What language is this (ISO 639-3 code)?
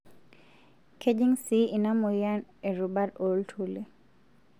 mas